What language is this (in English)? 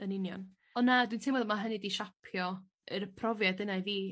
Welsh